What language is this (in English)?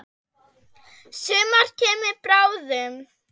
Icelandic